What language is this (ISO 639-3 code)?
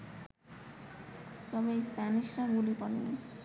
ben